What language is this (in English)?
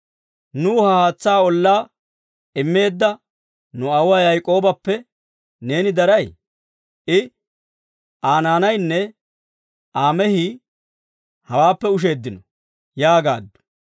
Dawro